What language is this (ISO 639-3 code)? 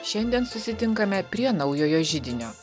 lit